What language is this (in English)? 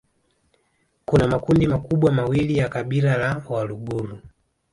Swahili